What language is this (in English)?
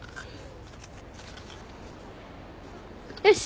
Japanese